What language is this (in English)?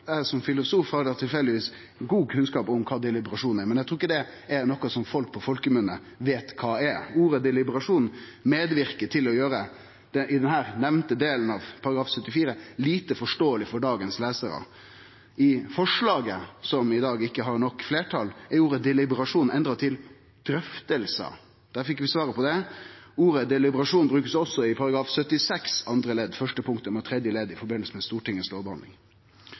Norwegian Nynorsk